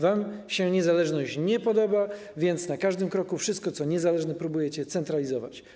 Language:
Polish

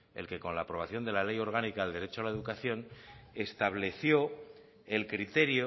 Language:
Spanish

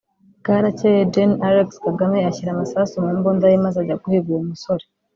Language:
Kinyarwanda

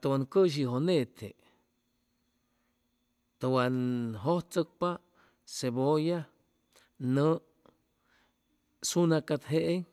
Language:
Chimalapa Zoque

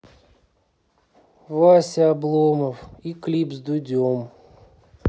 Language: Russian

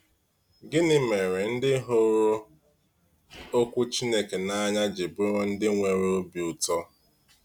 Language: Igbo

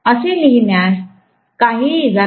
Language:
Marathi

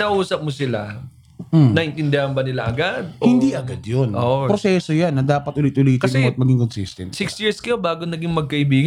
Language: Filipino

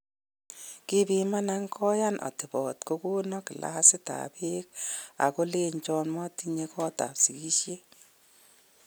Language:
Kalenjin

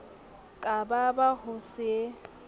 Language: Southern Sotho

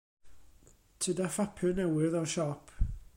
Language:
Welsh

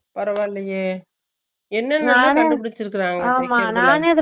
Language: Tamil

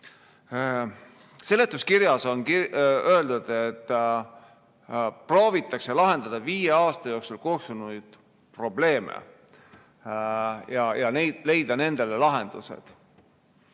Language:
Estonian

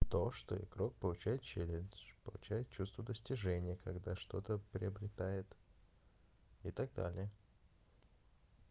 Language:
Russian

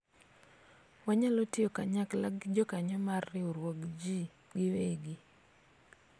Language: Luo (Kenya and Tanzania)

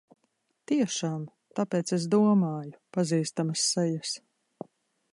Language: Latvian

